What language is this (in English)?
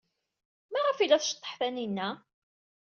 Kabyle